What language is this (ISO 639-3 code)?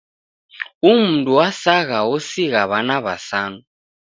dav